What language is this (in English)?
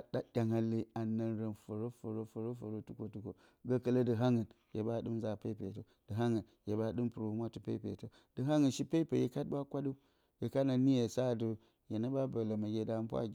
Bacama